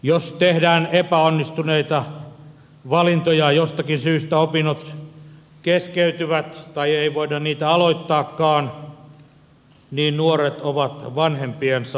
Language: Finnish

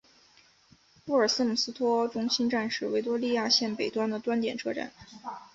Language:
Chinese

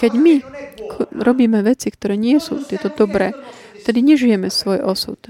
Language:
Slovak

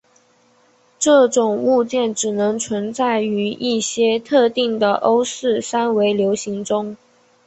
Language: Chinese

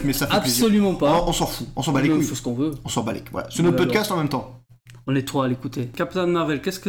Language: French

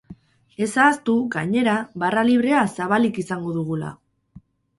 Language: Basque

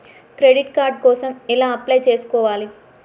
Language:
Telugu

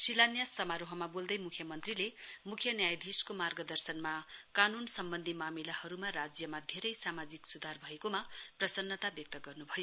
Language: Nepali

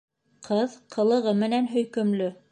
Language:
Bashkir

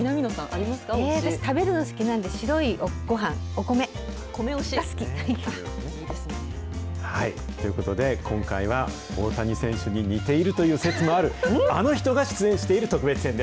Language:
Japanese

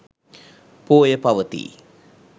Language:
Sinhala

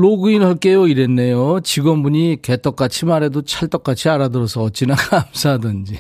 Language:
Korean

